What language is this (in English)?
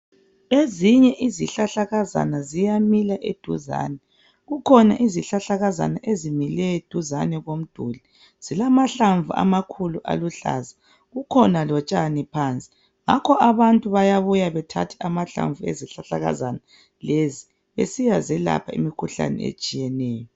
North Ndebele